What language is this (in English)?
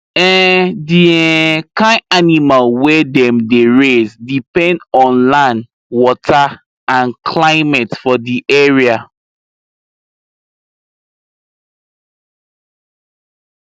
Nigerian Pidgin